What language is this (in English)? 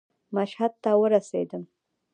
Pashto